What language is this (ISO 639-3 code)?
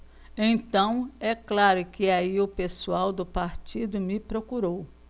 por